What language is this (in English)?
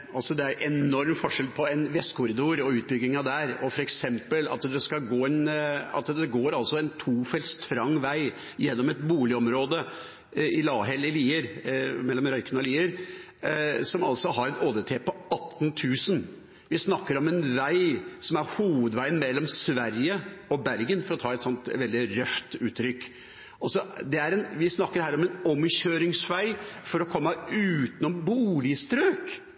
Norwegian Bokmål